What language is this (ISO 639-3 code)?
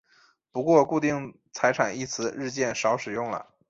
zho